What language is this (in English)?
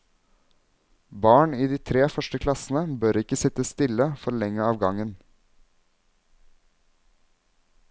Norwegian